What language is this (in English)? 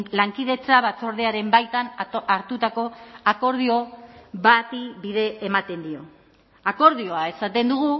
Basque